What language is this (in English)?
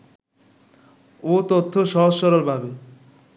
Bangla